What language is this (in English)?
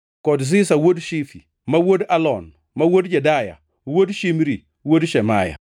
Luo (Kenya and Tanzania)